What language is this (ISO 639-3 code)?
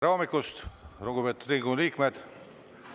est